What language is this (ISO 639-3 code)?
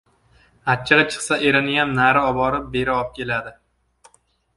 uzb